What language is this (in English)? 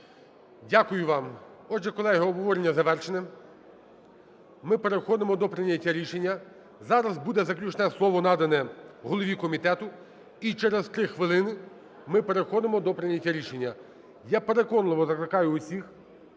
Ukrainian